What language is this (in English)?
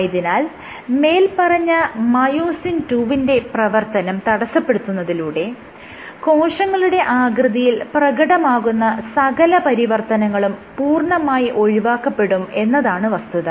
Malayalam